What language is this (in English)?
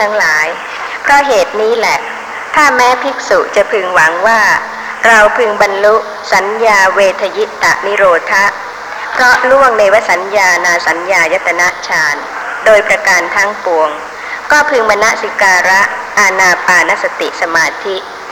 Thai